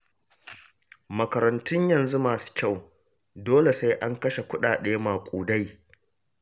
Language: Hausa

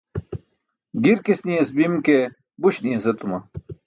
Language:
Burushaski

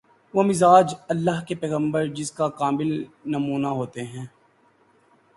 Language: Urdu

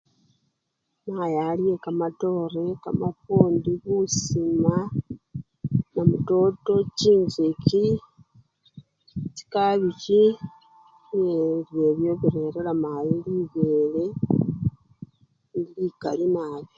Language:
Luyia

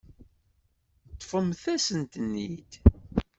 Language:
Kabyle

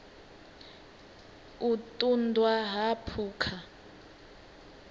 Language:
Venda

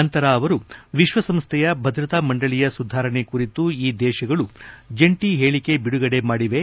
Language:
Kannada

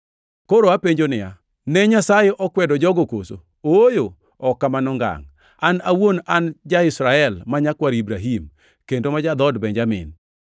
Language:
Luo (Kenya and Tanzania)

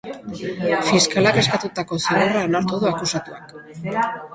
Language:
Basque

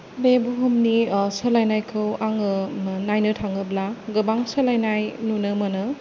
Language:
Bodo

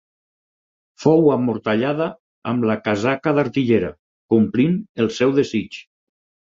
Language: Catalan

